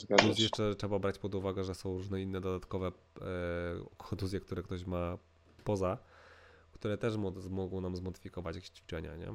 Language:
Polish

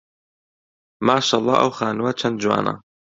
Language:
Central Kurdish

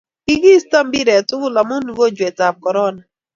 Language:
Kalenjin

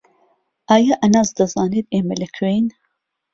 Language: Central Kurdish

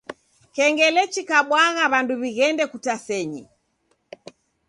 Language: Taita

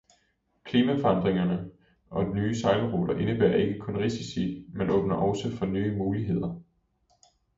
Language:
Danish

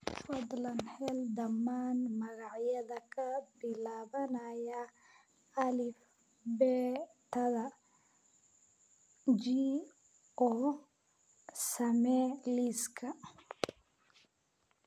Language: Somali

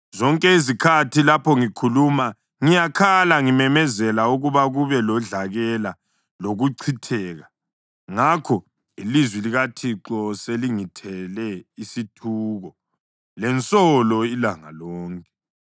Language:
North Ndebele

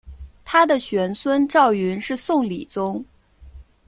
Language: Chinese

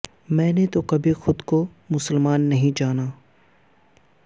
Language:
Urdu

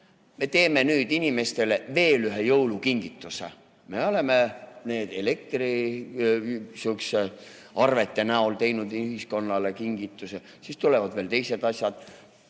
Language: Estonian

